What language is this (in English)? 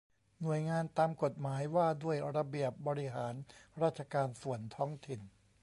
Thai